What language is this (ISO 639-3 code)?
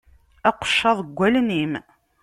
kab